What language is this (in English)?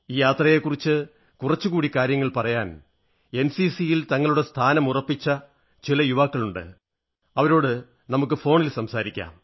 Malayalam